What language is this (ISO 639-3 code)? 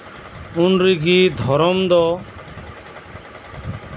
sat